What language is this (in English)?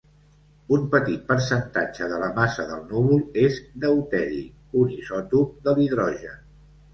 Catalan